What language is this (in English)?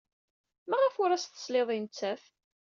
Kabyle